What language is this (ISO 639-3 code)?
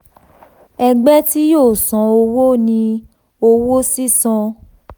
yor